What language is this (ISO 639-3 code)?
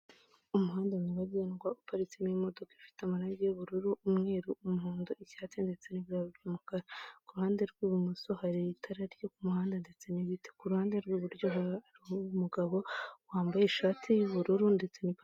kin